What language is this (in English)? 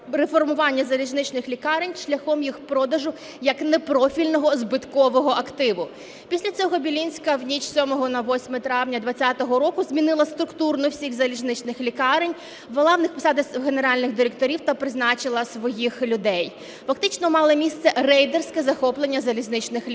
Ukrainian